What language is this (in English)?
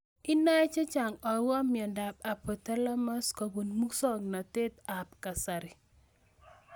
Kalenjin